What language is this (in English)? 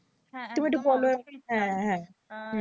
Bangla